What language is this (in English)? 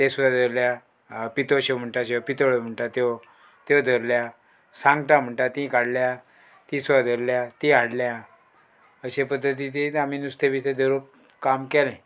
Konkani